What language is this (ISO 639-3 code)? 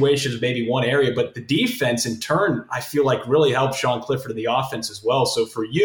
eng